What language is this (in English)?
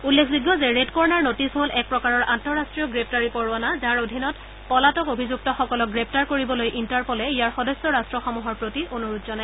Assamese